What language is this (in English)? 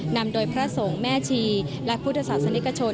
Thai